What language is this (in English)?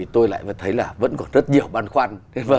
Vietnamese